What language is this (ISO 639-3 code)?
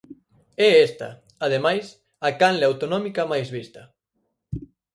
glg